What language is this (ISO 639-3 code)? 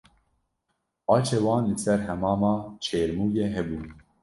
kur